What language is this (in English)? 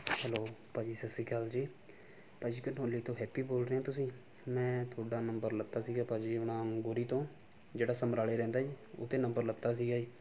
Punjabi